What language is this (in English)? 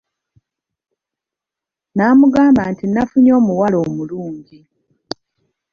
Ganda